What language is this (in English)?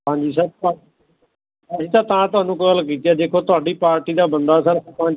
Punjabi